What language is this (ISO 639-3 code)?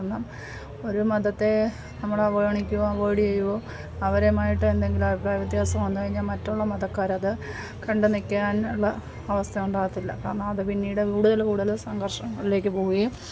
mal